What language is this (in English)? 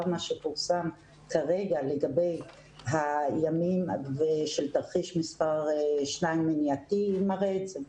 Hebrew